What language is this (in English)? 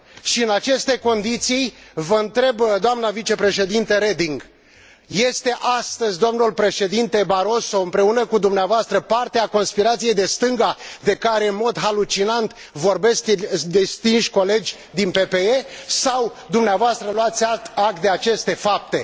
Romanian